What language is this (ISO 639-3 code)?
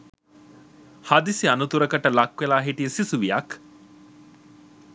sin